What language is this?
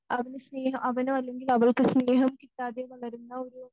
Malayalam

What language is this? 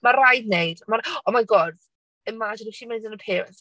Welsh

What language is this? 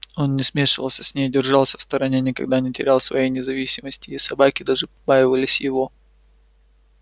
Russian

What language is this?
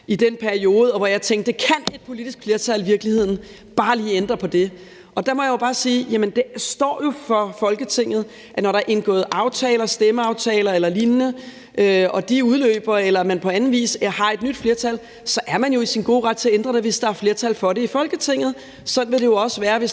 Danish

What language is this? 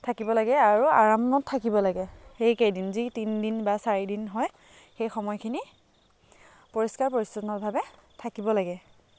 Assamese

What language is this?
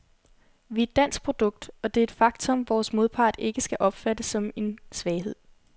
Danish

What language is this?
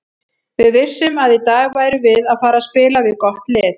Icelandic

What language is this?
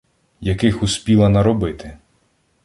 Ukrainian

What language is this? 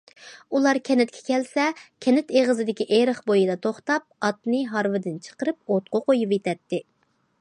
Uyghur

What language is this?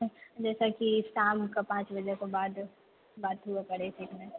Maithili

